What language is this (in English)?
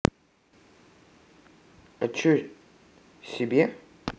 Russian